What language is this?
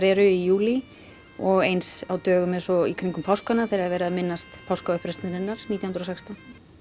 Icelandic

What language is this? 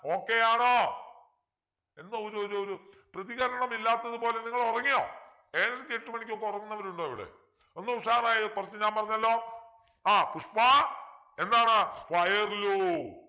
Malayalam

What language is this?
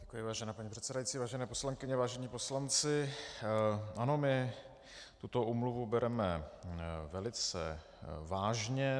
Czech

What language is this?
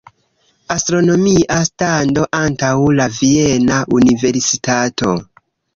Esperanto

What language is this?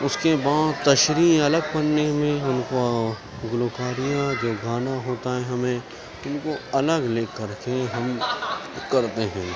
Urdu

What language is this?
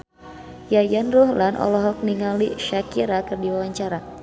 Sundanese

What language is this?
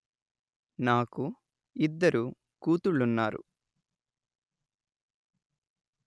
Telugu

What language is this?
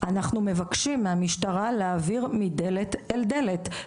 Hebrew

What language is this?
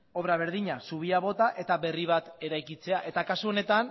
Basque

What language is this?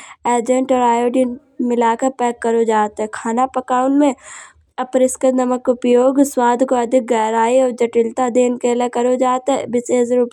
Kanauji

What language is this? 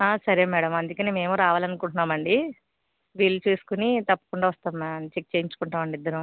Telugu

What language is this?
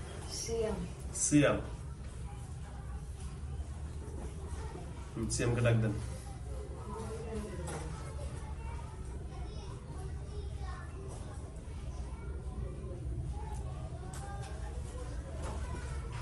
Bangla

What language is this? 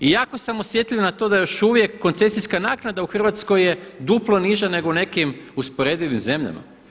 Croatian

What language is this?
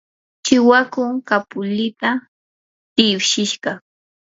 Yanahuanca Pasco Quechua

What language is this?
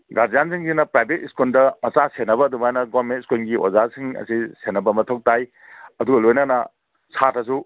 Manipuri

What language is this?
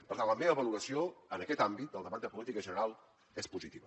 Catalan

